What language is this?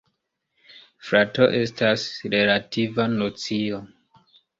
Esperanto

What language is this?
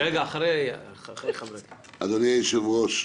Hebrew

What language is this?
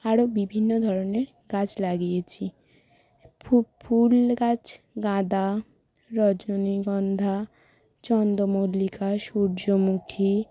Bangla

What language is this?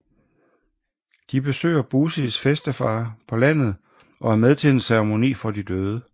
Danish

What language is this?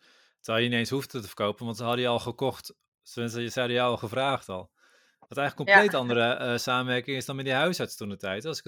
Dutch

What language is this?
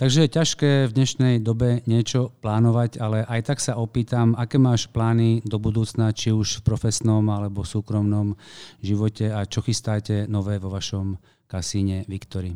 Slovak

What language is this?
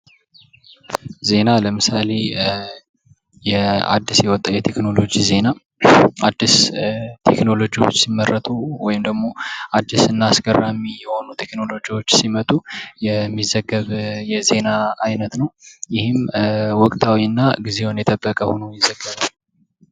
Amharic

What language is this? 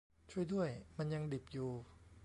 Thai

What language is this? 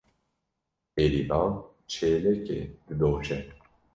Kurdish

